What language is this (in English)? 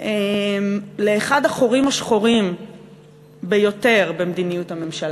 Hebrew